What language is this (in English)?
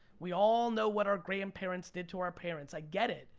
English